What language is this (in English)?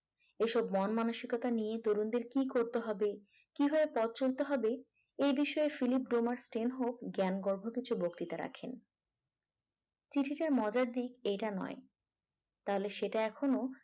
Bangla